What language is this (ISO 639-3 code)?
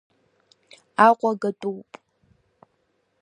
abk